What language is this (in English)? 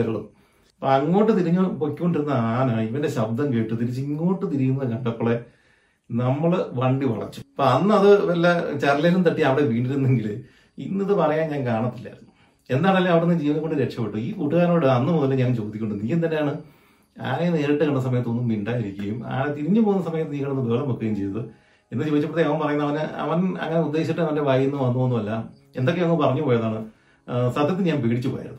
Malayalam